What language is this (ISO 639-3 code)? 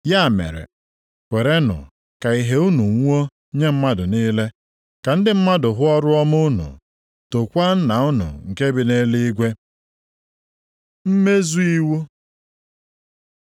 ibo